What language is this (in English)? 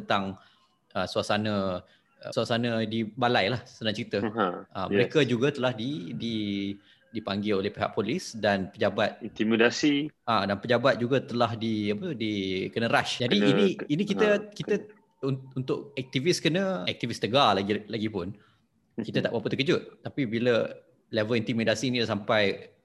Malay